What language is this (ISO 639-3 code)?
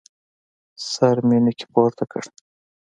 pus